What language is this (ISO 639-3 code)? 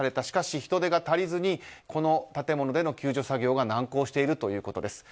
jpn